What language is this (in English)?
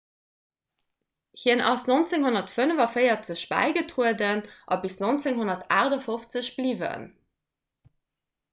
Luxembourgish